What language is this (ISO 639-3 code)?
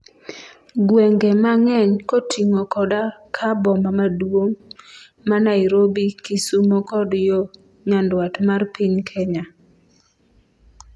luo